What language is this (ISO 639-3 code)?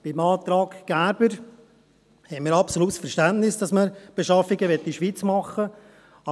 gsw